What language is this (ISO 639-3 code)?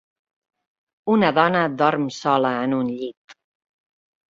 cat